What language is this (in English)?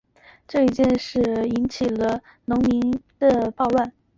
Chinese